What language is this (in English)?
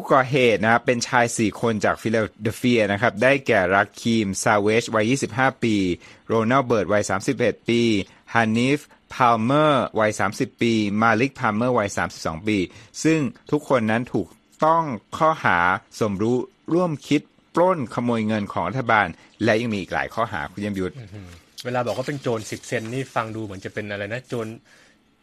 Thai